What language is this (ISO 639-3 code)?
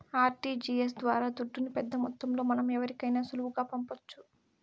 tel